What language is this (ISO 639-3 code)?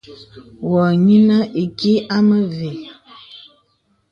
beb